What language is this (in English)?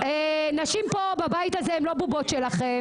Hebrew